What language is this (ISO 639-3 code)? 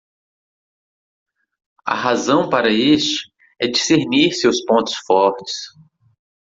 por